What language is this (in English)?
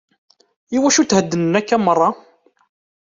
Kabyle